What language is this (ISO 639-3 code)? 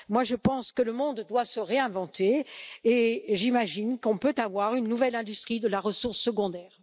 fra